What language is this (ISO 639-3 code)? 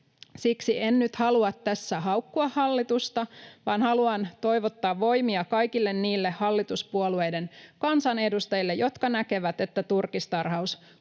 fin